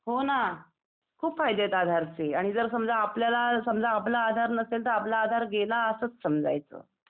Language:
Marathi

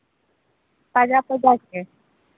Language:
Santali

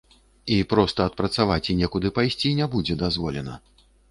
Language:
Belarusian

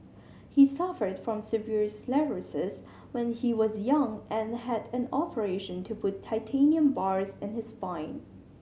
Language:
English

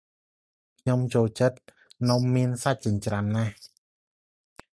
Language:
Khmer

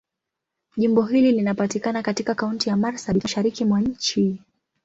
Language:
Swahili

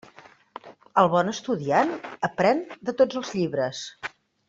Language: Catalan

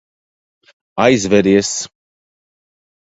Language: Latvian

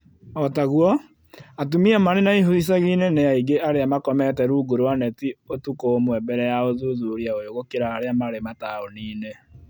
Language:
Kikuyu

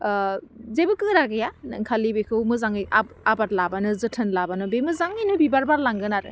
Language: Bodo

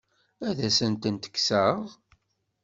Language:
Kabyle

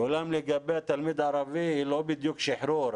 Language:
Hebrew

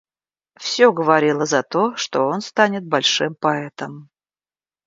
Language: Russian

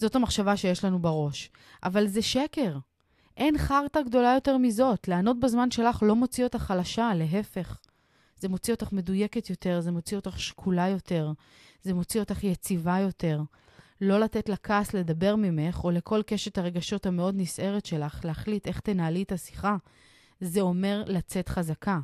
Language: Hebrew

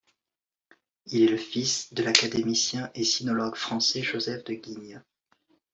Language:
French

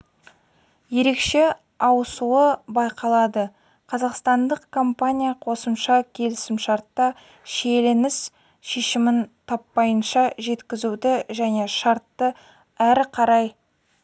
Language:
Kazakh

